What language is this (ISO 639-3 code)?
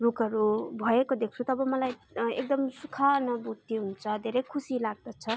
nep